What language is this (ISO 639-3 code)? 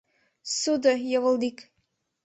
chm